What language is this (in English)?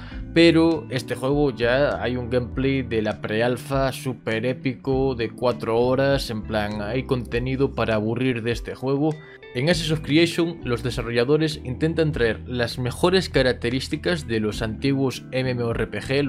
Spanish